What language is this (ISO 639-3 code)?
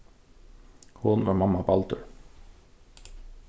fao